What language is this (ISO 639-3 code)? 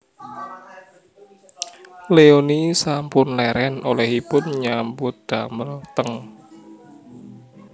jav